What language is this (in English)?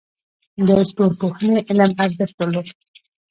Pashto